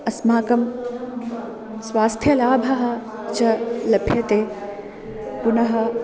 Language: Sanskrit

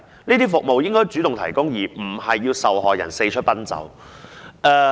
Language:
Cantonese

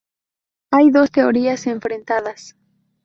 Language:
Spanish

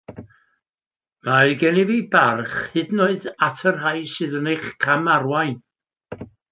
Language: Welsh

